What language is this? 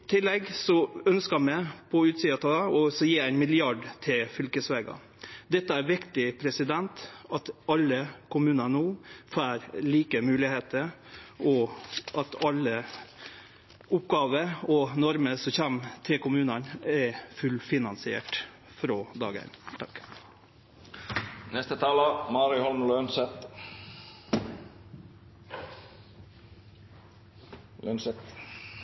Norwegian Nynorsk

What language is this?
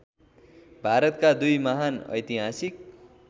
Nepali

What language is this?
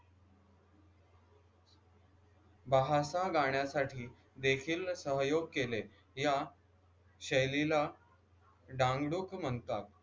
Marathi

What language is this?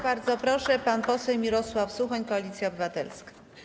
Polish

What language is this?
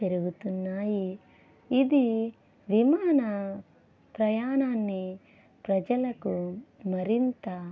Telugu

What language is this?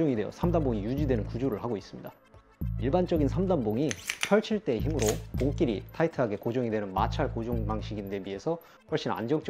Korean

